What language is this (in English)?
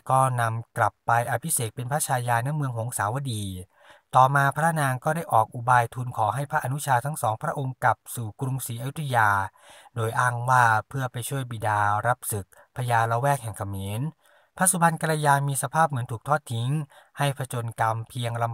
Thai